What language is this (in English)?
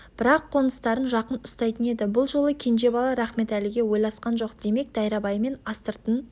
Kazakh